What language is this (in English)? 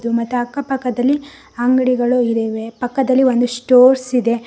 Kannada